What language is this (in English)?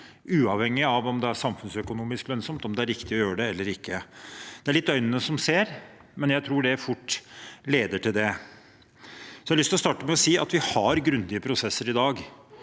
Norwegian